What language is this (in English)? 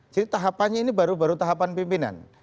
Indonesian